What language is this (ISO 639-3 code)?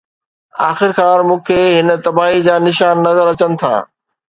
snd